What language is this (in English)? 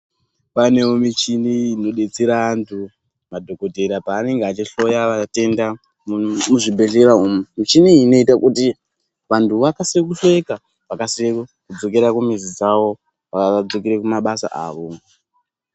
Ndau